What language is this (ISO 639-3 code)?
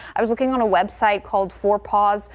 eng